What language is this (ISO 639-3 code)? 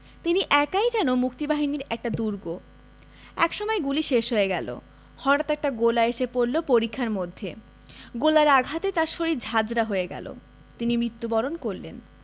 ben